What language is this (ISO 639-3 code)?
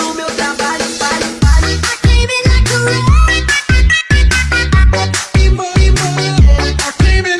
ind